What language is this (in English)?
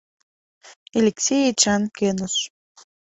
Mari